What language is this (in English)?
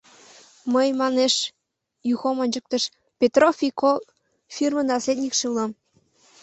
Mari